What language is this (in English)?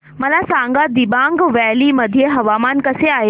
Marathi